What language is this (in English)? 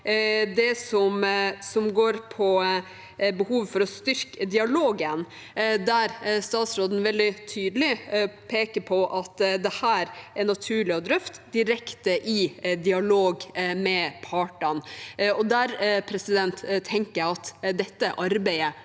Norwegian